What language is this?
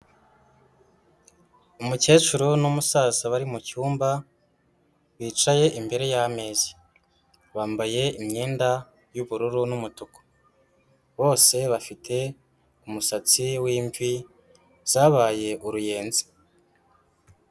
Kinyarwanda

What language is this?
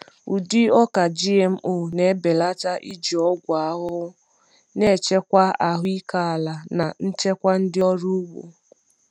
Igbo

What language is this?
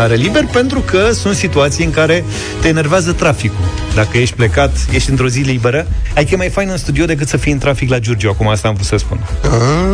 Romanian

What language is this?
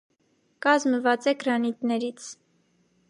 Armenian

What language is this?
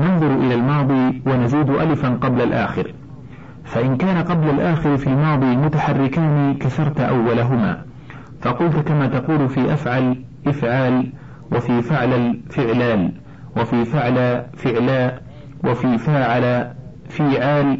Arabic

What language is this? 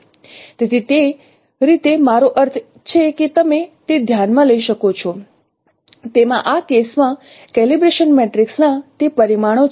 Gujarati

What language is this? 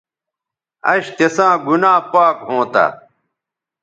Bateri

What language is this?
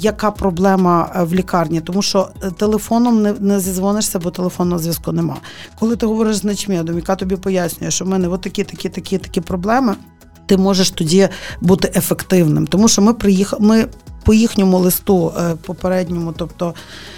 Ukrainian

